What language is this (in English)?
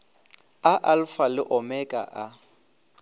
Northern Sotho